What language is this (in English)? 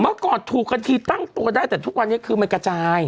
Thai